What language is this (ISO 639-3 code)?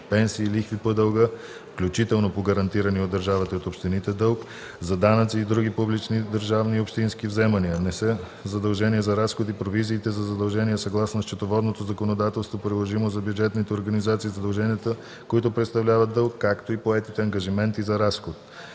bul